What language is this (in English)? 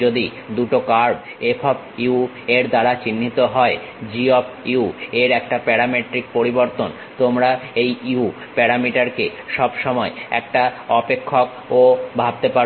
Bangla